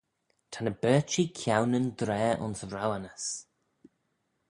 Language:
Manx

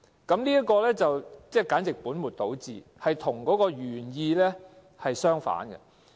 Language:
Cantonese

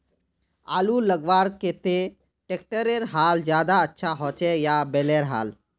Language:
Magahi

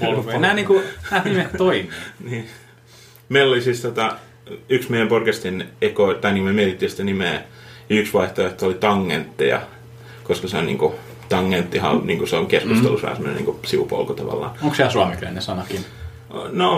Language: Finnish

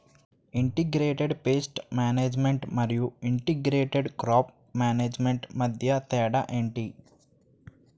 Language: Telugu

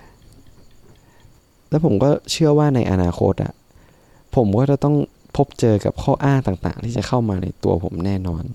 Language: Thai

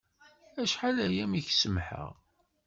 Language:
Kabyle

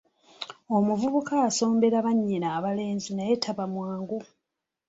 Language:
Ganda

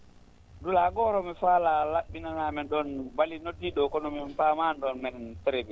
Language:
Fula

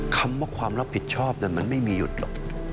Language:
Thai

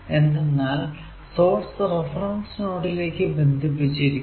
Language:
Malayalam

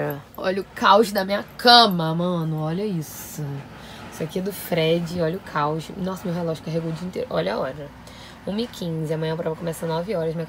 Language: Portuguese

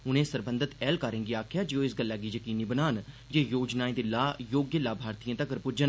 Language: Dogri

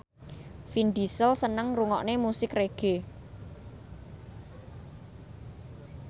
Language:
Javanese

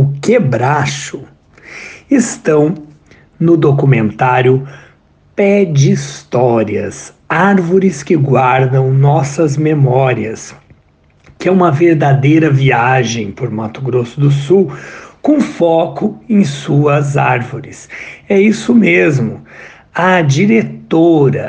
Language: Portuguese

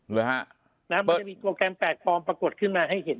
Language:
Thai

